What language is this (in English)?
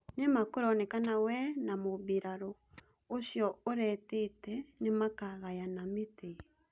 Kikuyu